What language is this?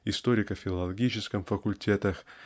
Russian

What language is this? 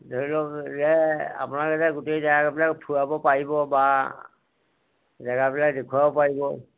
Assamese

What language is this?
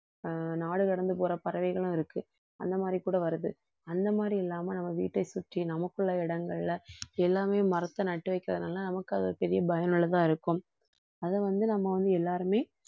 Tamil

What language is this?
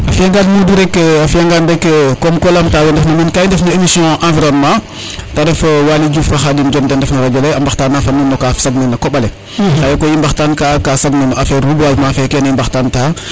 Serer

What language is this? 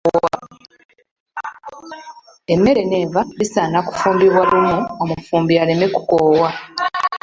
Ganda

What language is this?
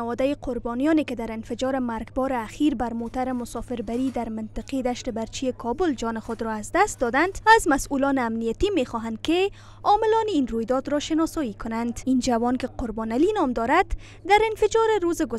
Persian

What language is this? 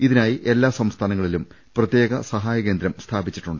Malayalam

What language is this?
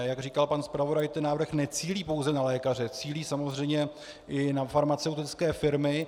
Czech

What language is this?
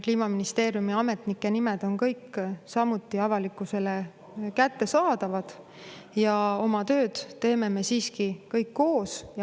Estonian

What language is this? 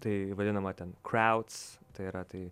Lithuanian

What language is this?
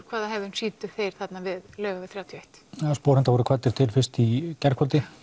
Icelandic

